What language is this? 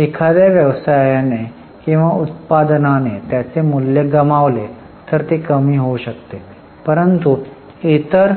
Marathi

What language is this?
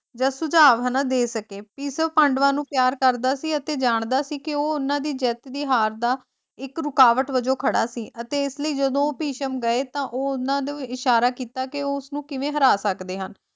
Punjabi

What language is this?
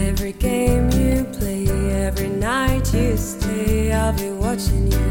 Romanian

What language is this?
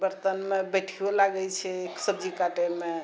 Maithili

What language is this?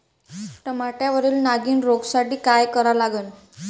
Marathi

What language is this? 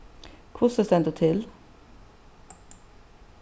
Faroese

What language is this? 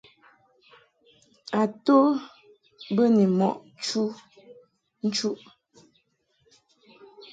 Mungaka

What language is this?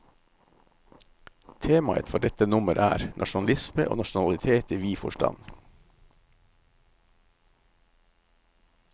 Norwegian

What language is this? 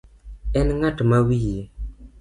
Luo (Kenya and Tanzania)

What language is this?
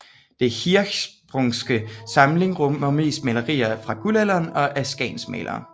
Danish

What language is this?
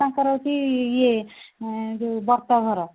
Odia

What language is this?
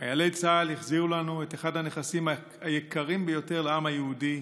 Hebrew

